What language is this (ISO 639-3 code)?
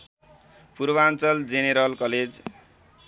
nep